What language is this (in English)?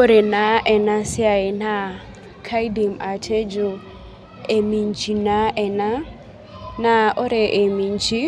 Masai